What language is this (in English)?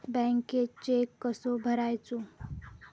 Marathi